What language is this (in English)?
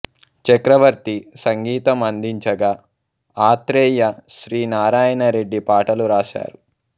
Telugu